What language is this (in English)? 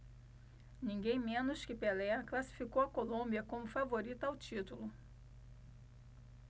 Portuguese